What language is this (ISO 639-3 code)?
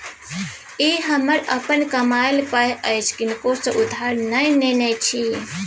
mai